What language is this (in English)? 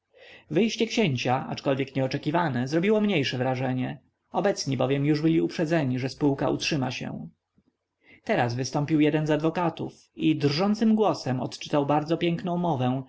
Polish